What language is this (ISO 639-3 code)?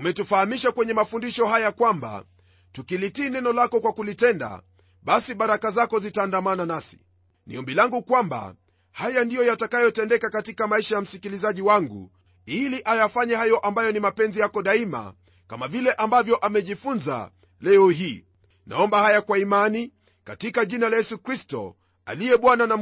swa